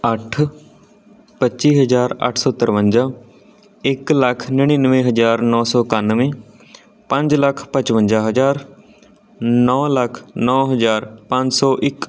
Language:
Punjabi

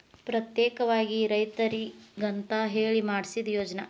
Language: Kannada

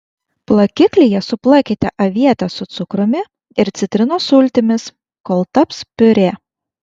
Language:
Lithuanian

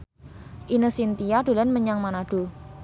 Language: Javanese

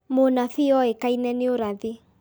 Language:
Kikuyu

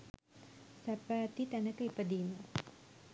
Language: Sinhala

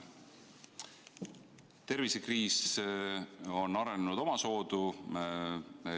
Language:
Estonian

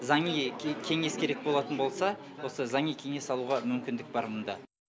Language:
Kazakh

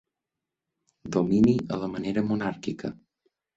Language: Catalan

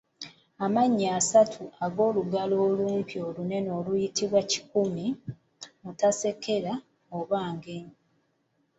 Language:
Ganda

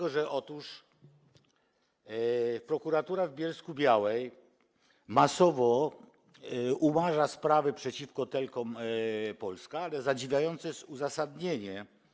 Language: Polish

